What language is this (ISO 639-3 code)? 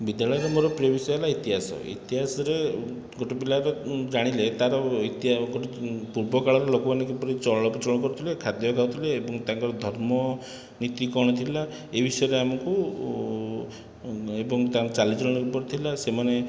ori